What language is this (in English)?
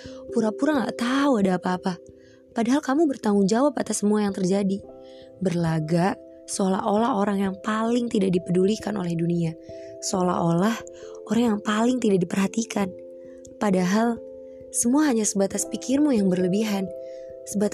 Indonesian